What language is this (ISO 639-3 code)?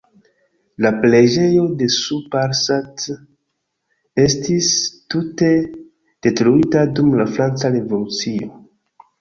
epo